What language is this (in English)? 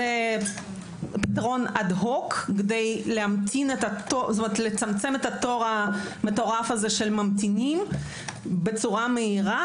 Hebrew